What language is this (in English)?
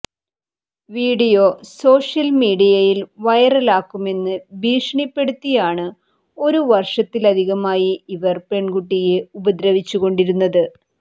Malayalam